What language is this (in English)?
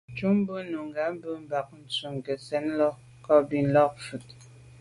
Medumba